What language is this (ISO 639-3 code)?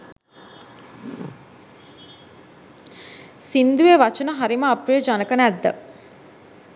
sin